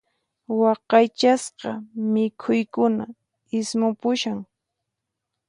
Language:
Puno Quechua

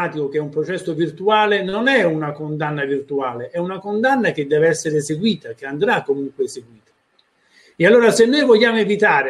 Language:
Italian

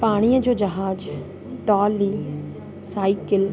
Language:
Sindhi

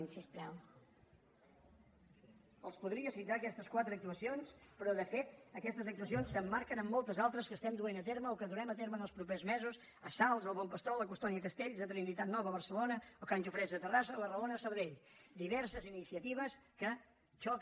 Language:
Catalan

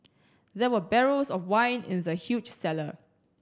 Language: English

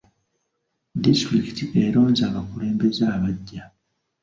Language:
Ganda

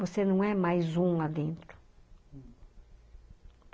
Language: Portuguese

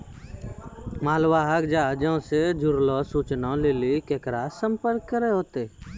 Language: Maithili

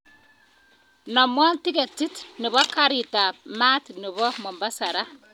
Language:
Kalenjin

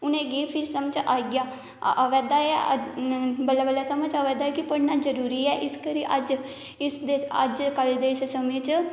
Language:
Dogri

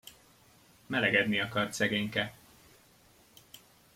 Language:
Hungarian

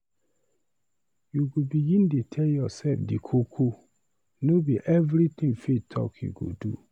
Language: Nigerian Pidgin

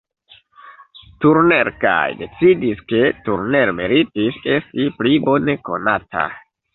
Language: Esperanto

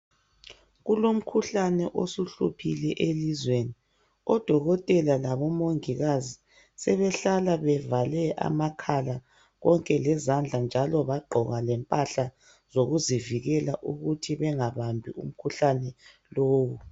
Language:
North Ndebele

